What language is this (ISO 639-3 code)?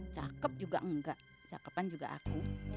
ind